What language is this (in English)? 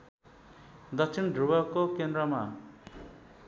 Nepali